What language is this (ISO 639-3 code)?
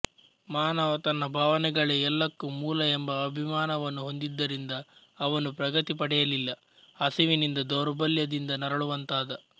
kan